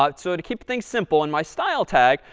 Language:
English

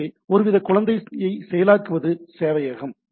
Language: Tamil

